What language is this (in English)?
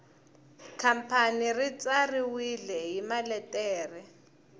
Tsonga